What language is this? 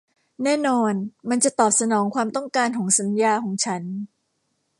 Thai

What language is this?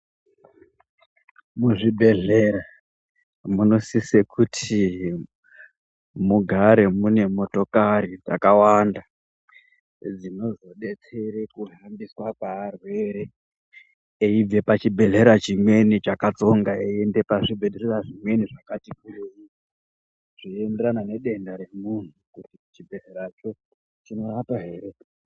Ndau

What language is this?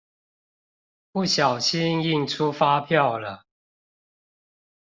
Chinese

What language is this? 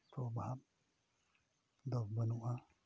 Santali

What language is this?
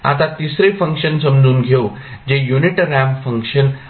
Marathi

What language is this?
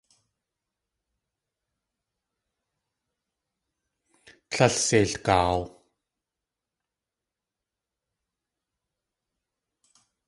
Tlingit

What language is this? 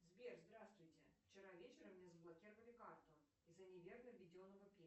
Russian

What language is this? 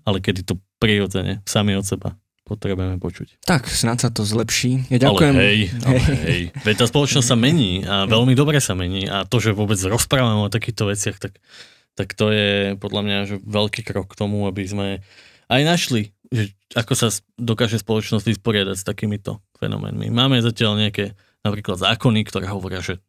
Slovak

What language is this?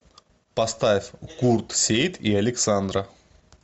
Russian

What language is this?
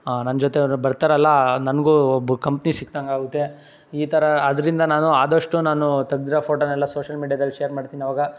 Kannada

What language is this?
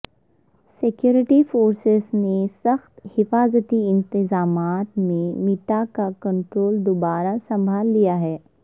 Urdu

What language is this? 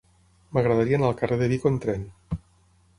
Catalan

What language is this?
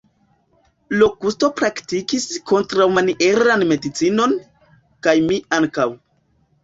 Esperanto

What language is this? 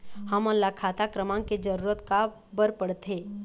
Chhattisgarhi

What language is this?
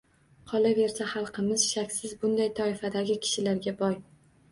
Uzbek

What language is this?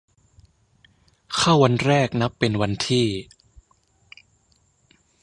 Thai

